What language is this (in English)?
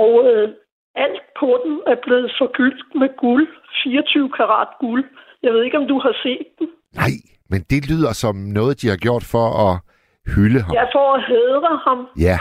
Danish